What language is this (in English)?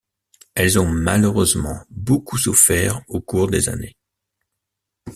French